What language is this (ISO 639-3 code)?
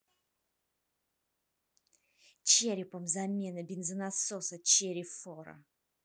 rus